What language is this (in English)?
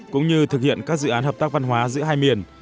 Vietnamese